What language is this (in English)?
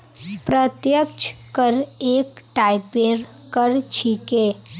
Magahi